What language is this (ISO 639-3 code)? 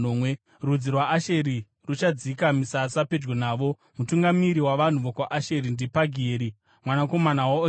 sna